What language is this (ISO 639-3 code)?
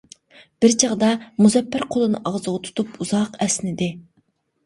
uig